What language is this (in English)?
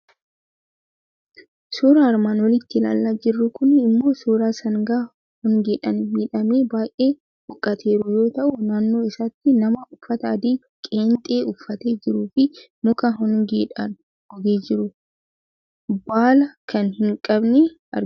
Oromo